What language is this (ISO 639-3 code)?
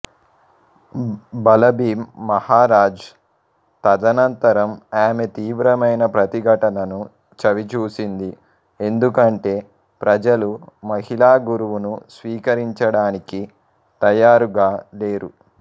tel